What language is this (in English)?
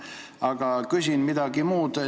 Estonian